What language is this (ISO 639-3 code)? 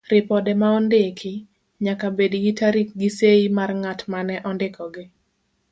luo